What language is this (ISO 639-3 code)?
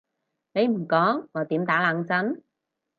yue